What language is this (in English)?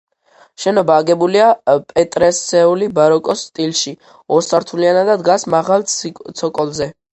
Georgian